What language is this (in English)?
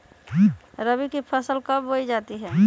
Magahi